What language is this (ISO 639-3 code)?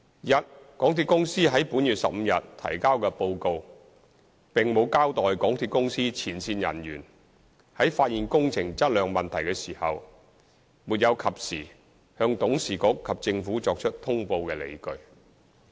yue